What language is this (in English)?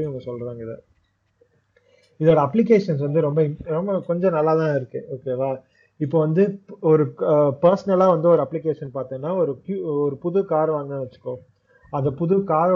Tamil